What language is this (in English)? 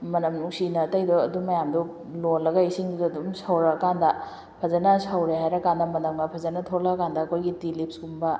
Manipuri